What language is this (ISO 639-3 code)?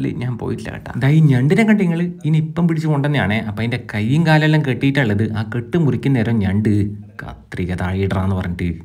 mal